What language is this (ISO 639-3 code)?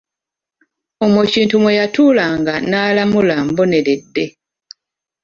lug